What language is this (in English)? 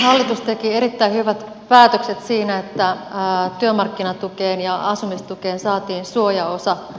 Finnish